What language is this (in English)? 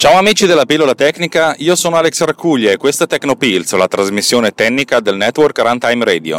Italian